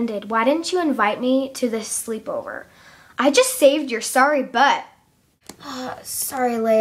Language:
English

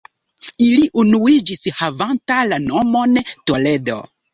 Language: Esperanto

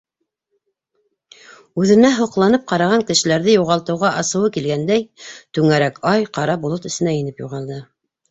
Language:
Bashkir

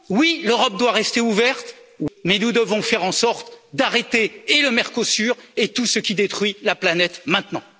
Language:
French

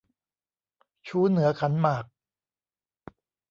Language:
Thai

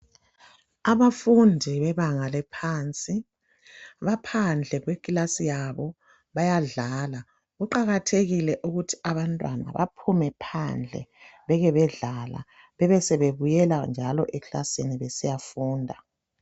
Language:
North Ndebele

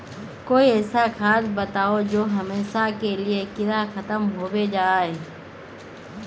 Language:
Magahi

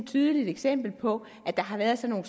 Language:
Danish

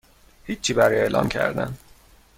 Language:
Persian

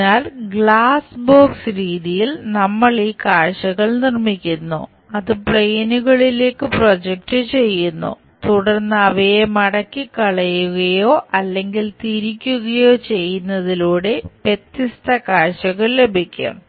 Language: Malayalam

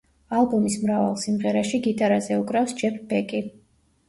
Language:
Georgian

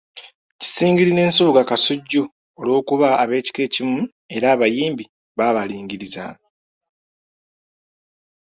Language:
Ganda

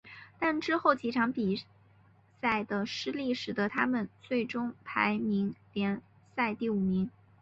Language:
Chinese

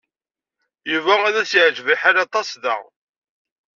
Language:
Kabyle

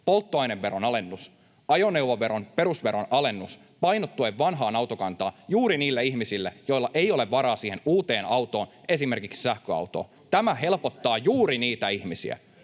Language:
Finnish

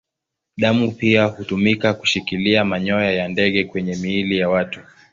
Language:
Swahili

